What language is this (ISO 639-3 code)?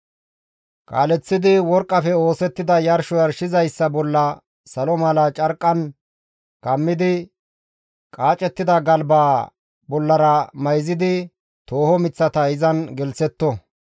gmv